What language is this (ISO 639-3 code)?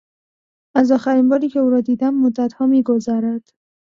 fas